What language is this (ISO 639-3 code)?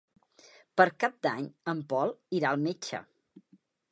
cat